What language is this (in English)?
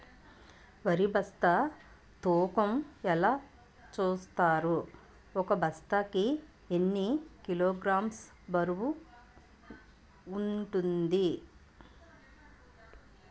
Telugu